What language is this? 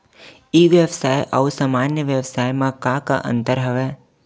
Chhattisgarhi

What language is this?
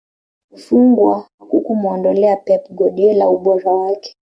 Swahili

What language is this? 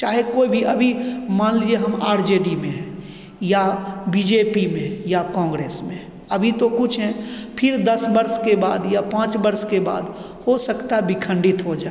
Hindi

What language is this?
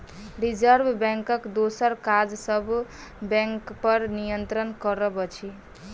Maithili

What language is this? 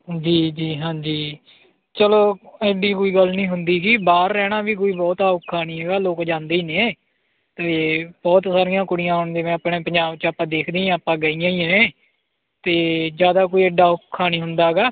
Punjabi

